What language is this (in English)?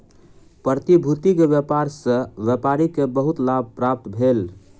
Maithili